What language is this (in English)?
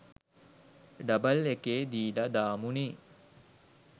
Sinhala